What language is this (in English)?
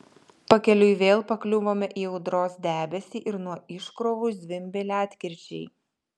Lithuanian